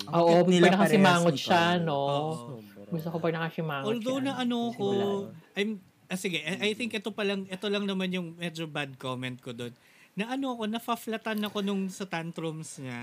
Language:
Filipino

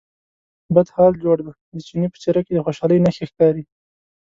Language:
Pashto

